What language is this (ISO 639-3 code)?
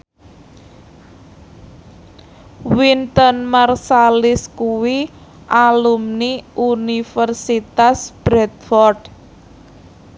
jav